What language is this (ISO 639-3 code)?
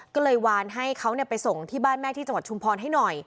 tha